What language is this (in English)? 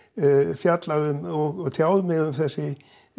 Icelandic